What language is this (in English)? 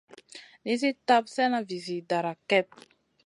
Masana